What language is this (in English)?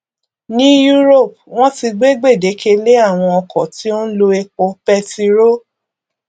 Yoruba